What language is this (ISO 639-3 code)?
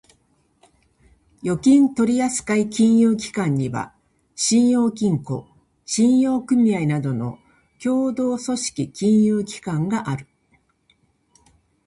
jpn